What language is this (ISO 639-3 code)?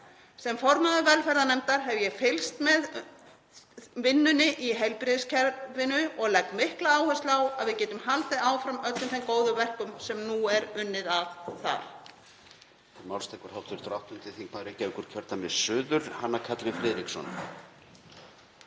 isl